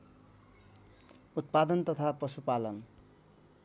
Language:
Nepali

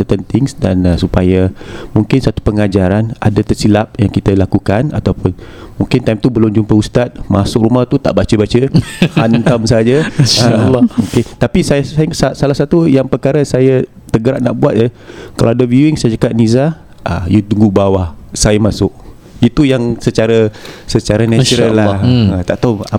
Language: Malay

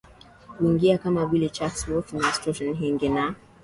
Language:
Swahili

